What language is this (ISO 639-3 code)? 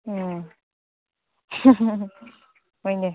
mni